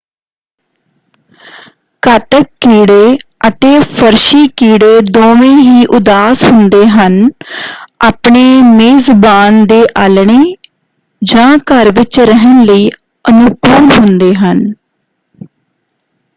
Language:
Punjabi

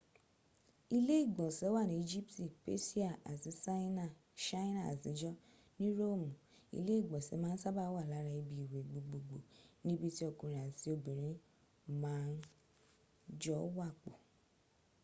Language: Yoruba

